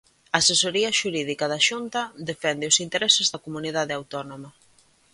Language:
Galician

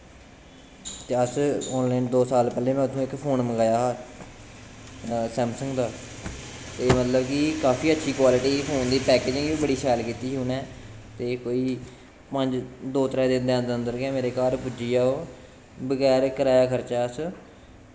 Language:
Dogri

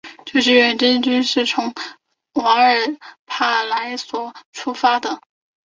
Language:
Chinese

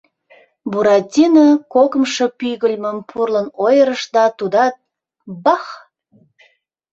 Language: Mari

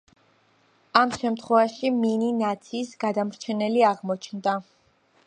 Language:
Georgian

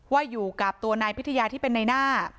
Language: Thai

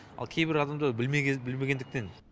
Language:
Kazakh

